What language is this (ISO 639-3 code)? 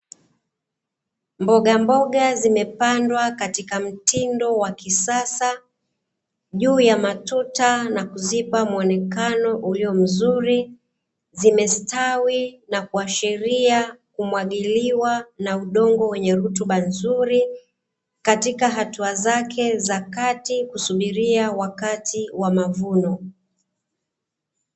swa